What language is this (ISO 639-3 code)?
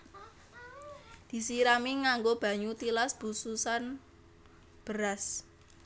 jav